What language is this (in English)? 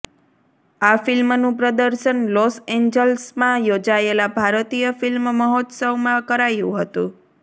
Gujarati